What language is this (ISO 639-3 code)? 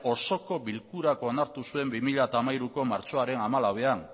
eus